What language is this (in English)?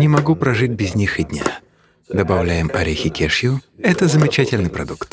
Russian